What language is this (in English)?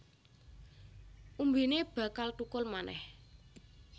Javanese